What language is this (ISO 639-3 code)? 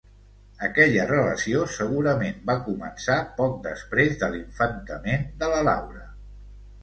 cat